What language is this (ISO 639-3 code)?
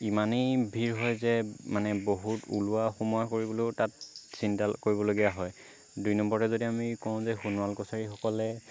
asm